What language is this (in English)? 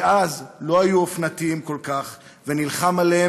Hebrew